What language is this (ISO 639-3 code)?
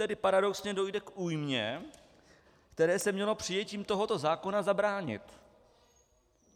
ces